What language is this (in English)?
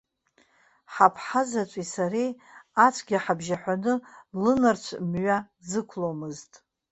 Abkhazian